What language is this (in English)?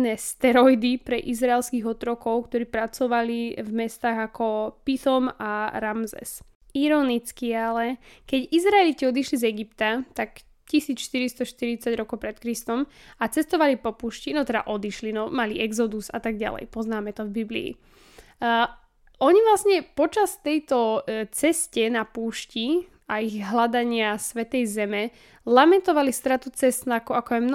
Slovak